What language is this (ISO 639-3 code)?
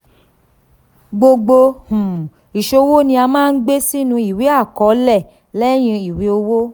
yor